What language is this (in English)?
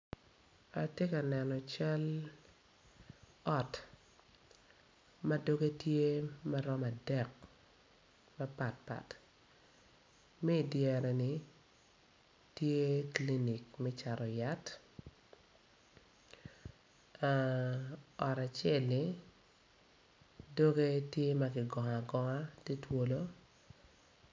Acoli